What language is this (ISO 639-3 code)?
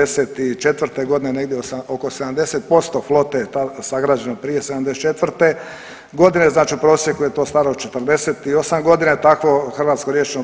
hrv